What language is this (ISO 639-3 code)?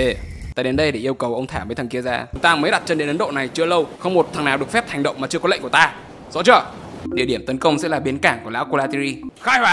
vie